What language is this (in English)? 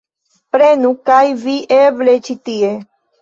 Esperanto